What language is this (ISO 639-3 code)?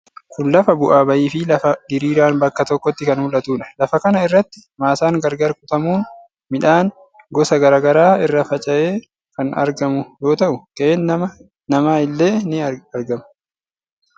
orm